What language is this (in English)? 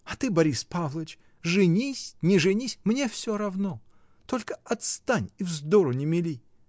Russian